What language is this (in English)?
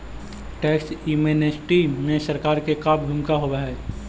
Magahi